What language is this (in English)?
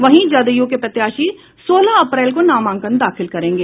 Hindi